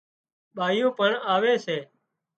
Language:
Wadiyara Koli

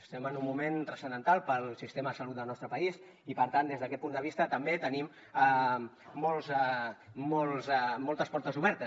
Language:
Catalan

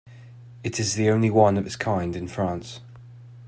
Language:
English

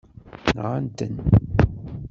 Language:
Kabyle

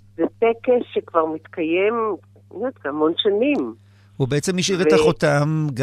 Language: Hebrew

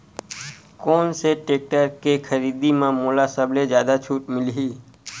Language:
Chhattisgarhi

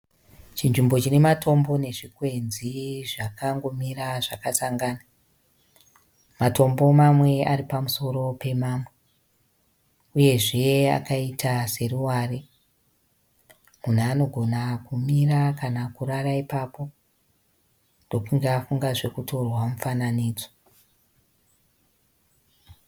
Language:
Shona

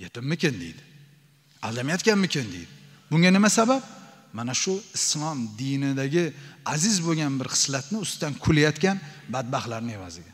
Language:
Turkish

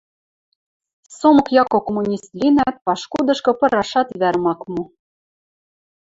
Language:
Western Mari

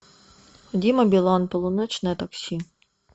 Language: Russian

